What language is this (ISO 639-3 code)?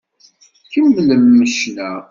kab